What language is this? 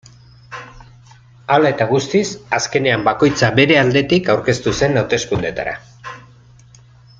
Basque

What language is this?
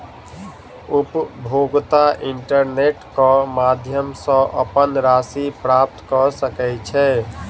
Maithili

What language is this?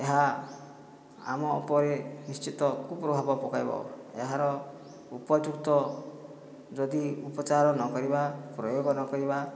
Odia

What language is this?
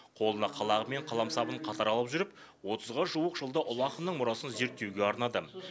Kazakh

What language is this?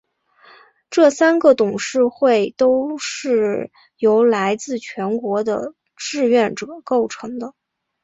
Chinese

